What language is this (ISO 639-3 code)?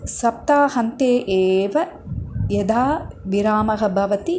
san